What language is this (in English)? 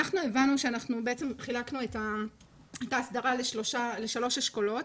Hebrew